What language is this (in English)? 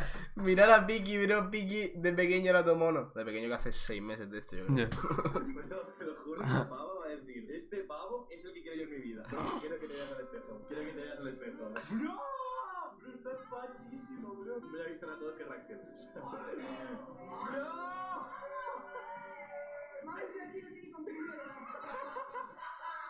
Spanish